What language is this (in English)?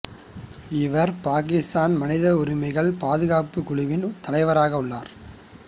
Tamil